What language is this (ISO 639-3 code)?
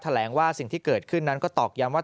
tha